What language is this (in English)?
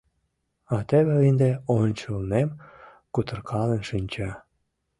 Mari